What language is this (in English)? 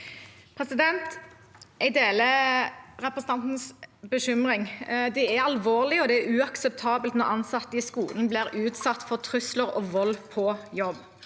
Norwegian